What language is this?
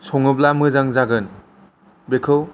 Bodo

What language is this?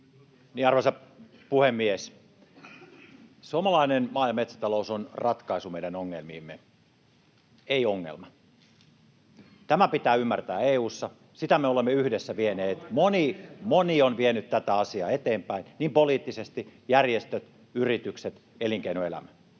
Finnish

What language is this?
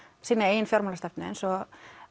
Icelandic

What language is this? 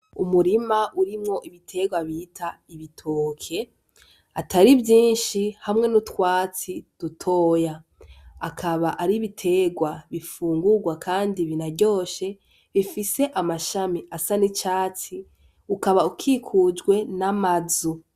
Rundi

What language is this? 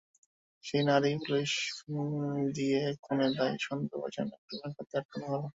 Bangla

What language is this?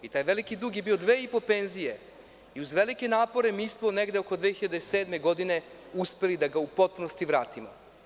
Serbian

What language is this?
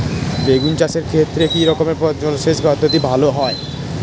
Bangla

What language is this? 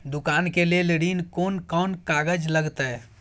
Maithili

